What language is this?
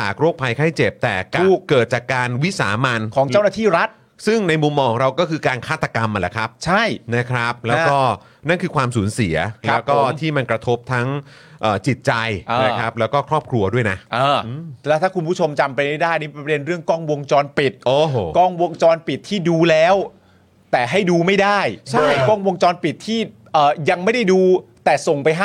Thai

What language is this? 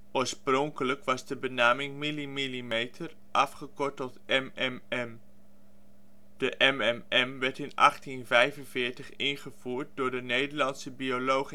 Dutch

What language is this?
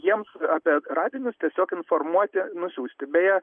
Lithuanian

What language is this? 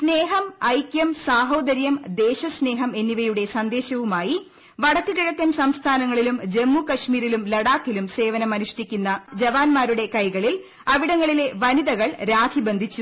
Malayalam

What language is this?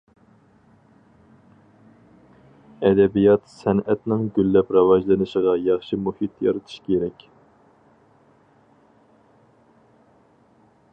Uyghur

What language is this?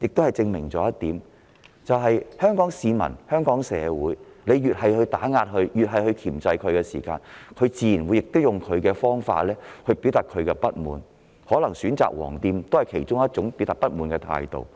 Cantonese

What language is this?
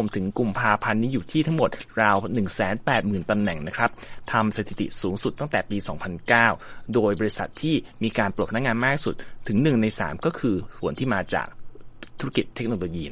Thai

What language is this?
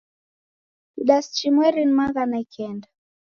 Taita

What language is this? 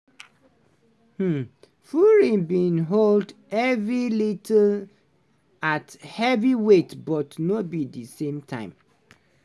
Nigerian Pidgin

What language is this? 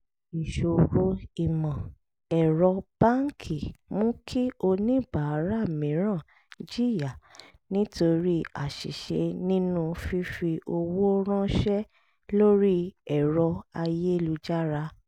Yoruba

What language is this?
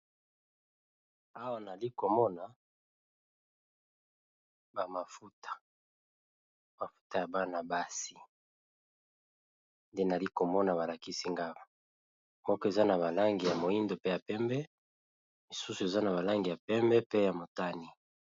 Lingala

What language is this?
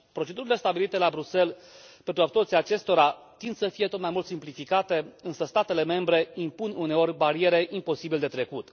Romanian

